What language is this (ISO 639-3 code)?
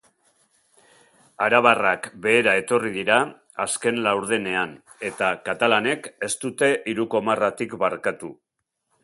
eus